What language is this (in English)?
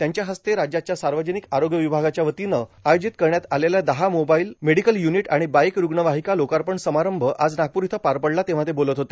Marathi